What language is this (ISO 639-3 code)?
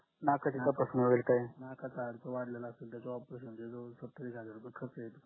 mar